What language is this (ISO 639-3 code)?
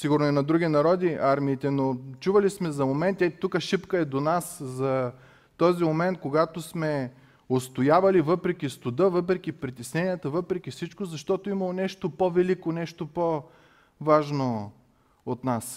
bul